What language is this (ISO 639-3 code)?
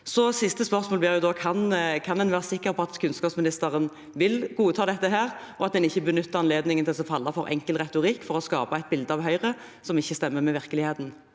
nor